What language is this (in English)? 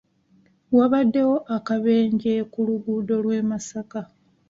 Ganda